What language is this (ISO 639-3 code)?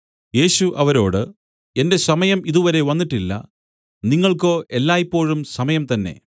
mal